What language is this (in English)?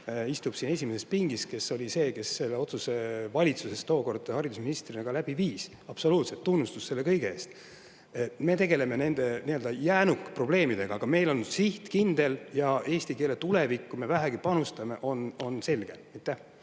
Estonian